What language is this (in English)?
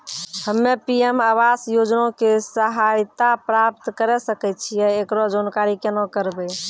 Maithili